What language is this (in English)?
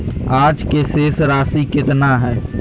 Magahi